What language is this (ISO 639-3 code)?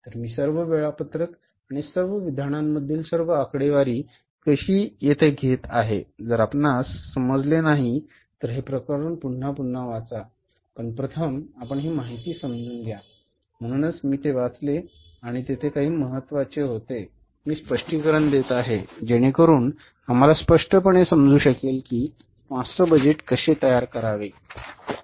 mar